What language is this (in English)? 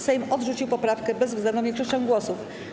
Polish